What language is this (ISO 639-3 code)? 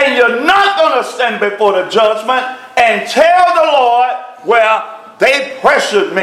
eng